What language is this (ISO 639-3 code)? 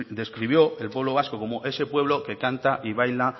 spa